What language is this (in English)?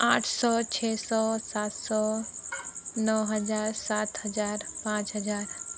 Hindi